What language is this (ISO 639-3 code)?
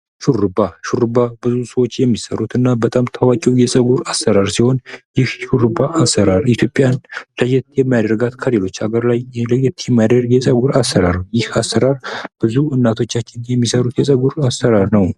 amh